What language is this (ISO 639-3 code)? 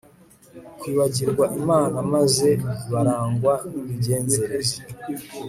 kin